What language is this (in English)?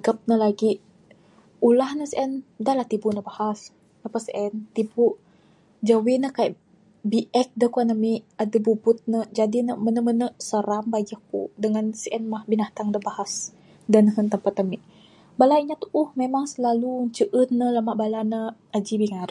Bukar-Sadung Bidayuh